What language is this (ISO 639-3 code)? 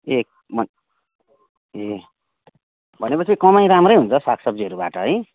nep